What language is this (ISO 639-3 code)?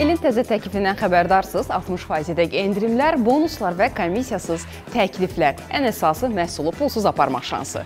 tur